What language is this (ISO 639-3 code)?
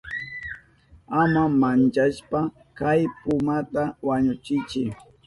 qup